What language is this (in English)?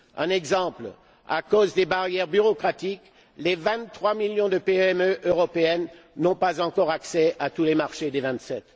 French